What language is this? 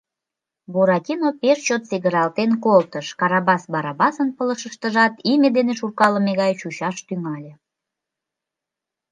Mari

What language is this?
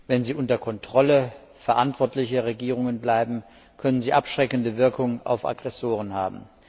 German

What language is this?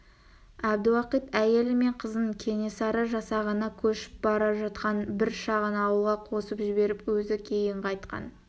Kazakh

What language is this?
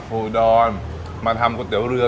Thai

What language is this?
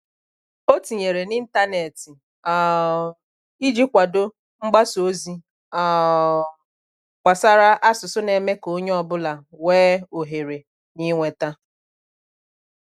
Igbo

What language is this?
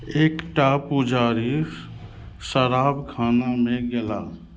Maithili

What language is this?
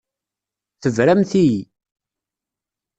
Kabyle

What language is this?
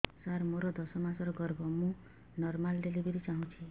Odia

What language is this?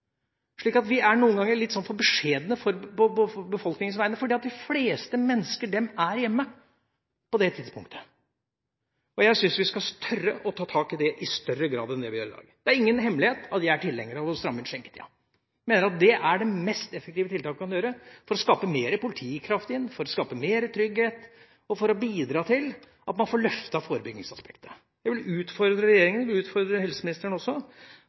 Norwegian Bokmål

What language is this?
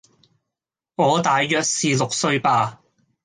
Cantonese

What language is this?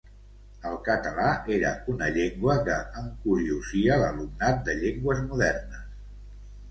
Catalan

